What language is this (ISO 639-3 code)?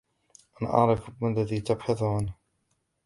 ara